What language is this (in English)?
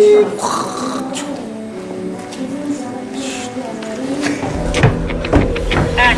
Korean